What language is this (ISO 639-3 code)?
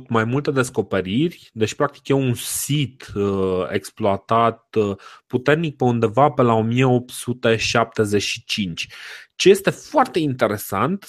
ron